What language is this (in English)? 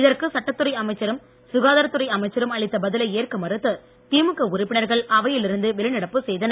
Tamil